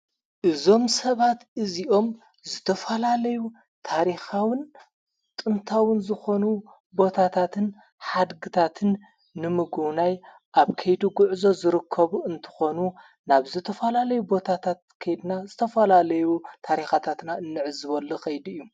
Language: Tigrinya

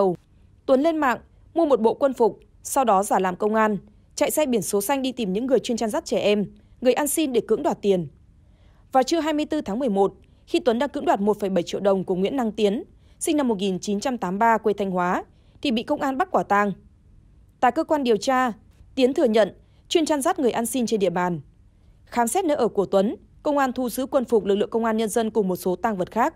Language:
Vietnamese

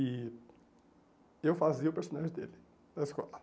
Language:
Portuguese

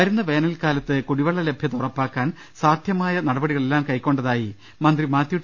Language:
Malayalam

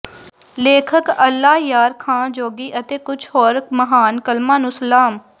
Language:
Punjabi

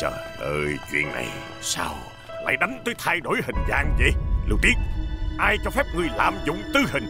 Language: Vietnamese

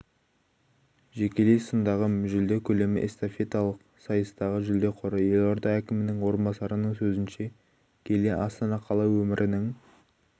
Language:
Kazakh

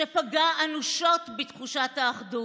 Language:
Hebrew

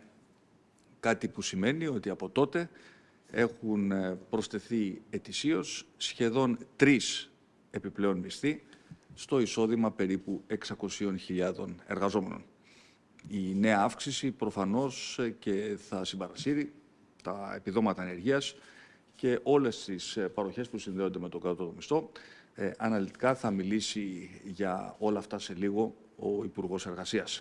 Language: Greek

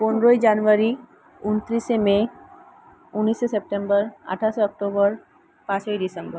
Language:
Bangla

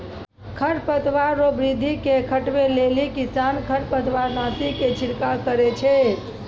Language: Maithili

